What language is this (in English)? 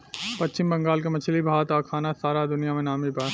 Bhojpuri